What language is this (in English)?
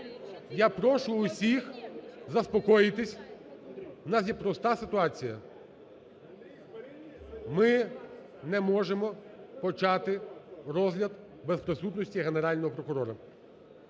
Ukrainian